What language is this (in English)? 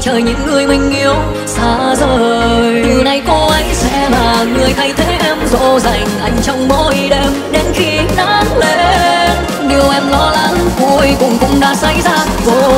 Vietnamese